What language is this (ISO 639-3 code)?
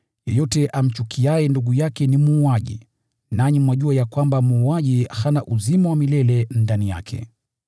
swa